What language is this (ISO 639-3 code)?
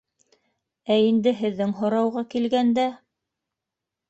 bak